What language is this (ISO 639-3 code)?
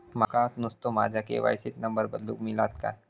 mar